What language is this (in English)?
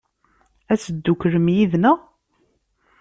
Kabyle